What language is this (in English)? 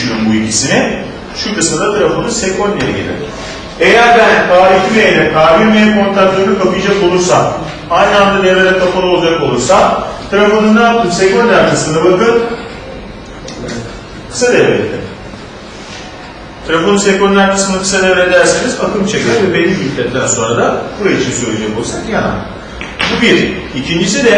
Turkish